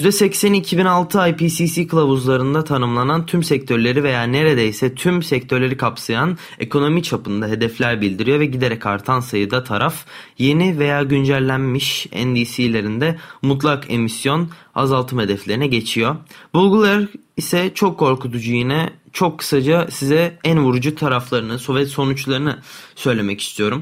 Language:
Turkish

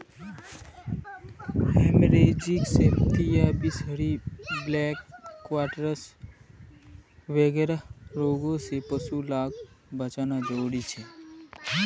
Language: Magahi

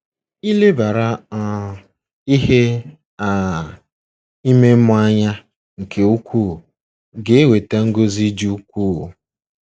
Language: Igbo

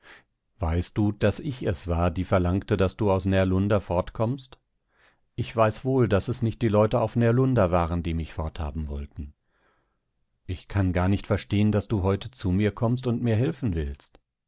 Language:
German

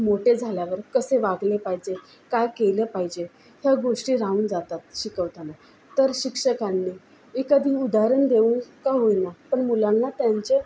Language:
Marathi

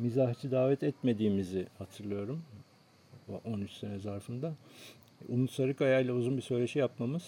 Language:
Turkish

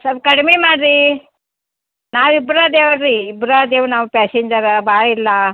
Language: Kannada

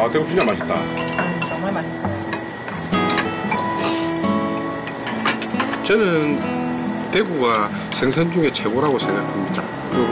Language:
Korean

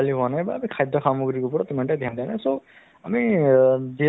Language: Assamese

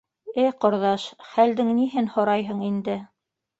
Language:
Bashkir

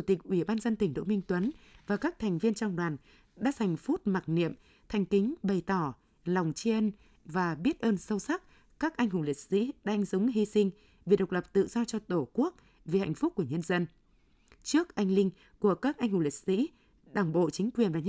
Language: Vietnamese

